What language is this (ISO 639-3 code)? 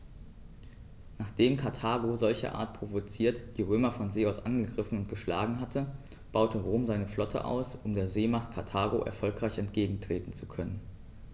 deu